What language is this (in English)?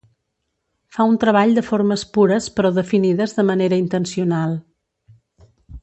Catalan